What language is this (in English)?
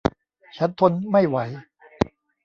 Thai